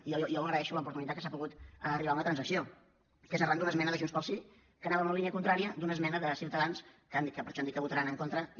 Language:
Catalan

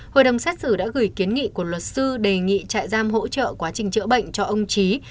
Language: Vietnamese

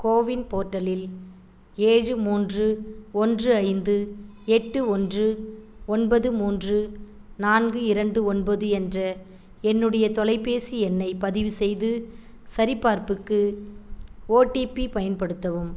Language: Tamil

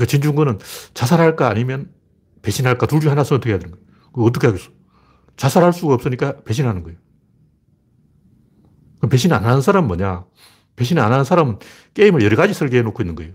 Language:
Korean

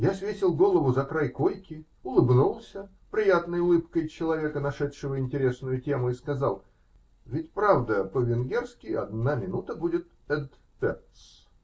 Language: Russian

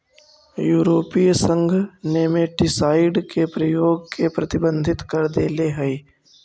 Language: Magahi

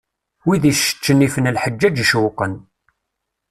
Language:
Kabyle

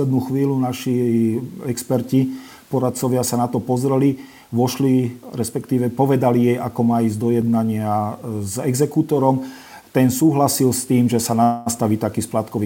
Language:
Slovak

